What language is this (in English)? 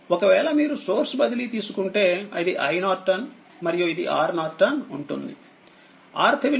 Telugu